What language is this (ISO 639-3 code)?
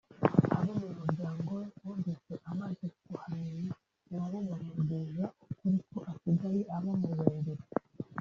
kin